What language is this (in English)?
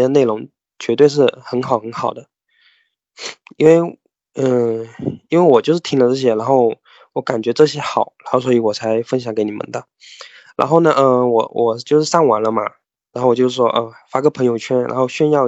Chinese